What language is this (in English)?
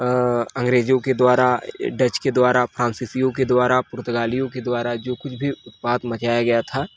Hindi